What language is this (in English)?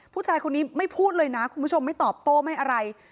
Thai